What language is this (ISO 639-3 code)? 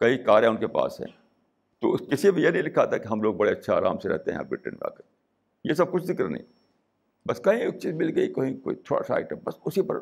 urd